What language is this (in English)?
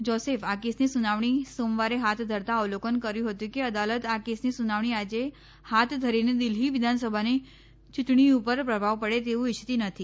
Gujarati